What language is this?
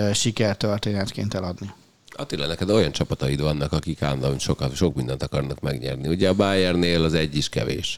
Hungarian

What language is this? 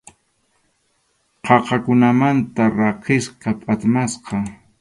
Arequipa-La Unión Quechua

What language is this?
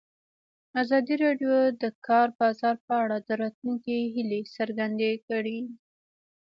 Pashto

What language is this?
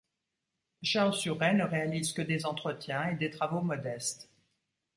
French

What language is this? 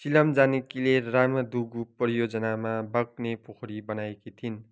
Nepali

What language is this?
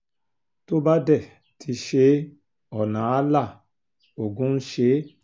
Yoruba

